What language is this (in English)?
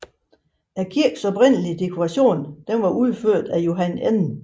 Danish